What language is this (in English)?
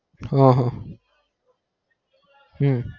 Gujarati